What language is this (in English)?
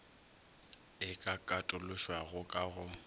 Northern Sotho